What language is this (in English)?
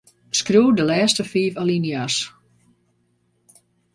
Western Frisian